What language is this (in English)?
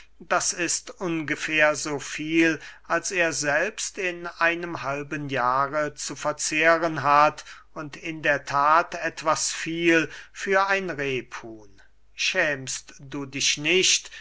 German